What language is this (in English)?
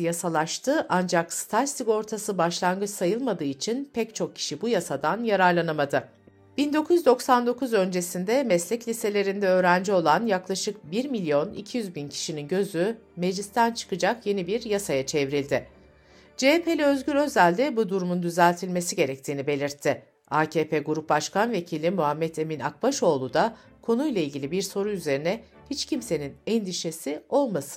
Turkish